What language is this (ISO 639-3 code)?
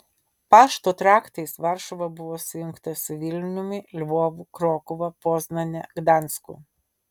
lit